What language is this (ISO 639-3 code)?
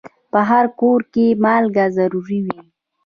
pus